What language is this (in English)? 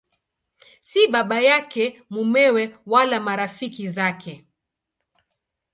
Swahili